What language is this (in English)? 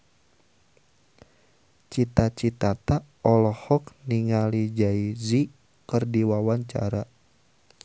Sundanese